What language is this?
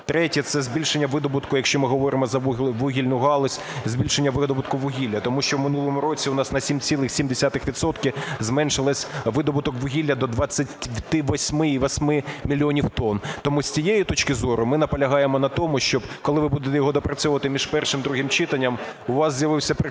Ukrainian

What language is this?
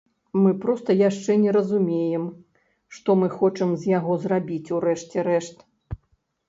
Belarusian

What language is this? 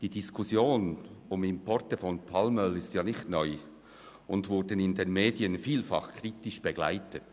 Swiss German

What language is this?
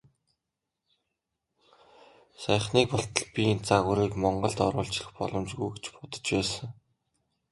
Mongolian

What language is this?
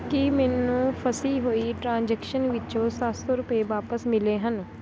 Punjabi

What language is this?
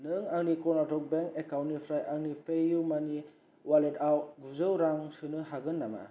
Bodo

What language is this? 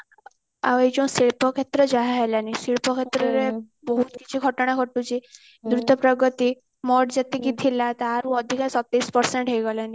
Odia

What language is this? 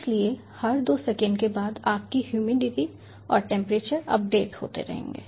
Hindi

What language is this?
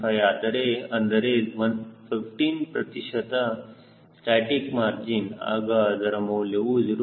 Kannada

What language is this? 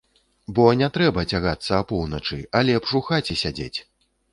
Belarusian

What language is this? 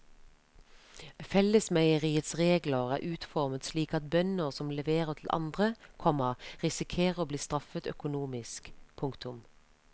Norwegian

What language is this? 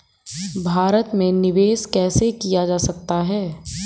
Hindi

